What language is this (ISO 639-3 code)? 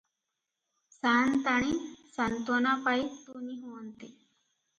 ori